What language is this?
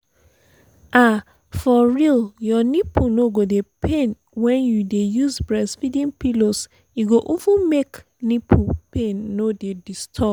Nigerian Pidgin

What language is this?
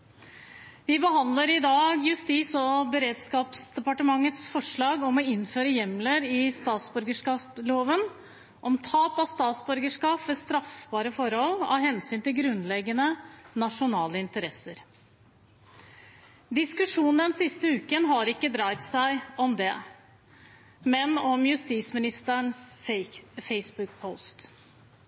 Norwegian Bokmål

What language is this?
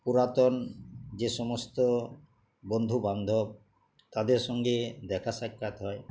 Bangla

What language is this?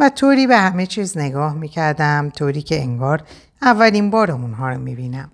Persian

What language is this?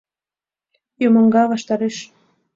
Mari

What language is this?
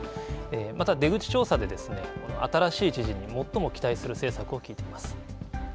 Japanese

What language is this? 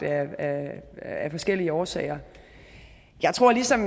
Danish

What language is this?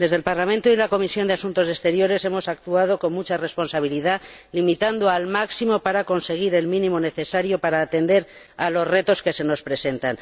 Spanish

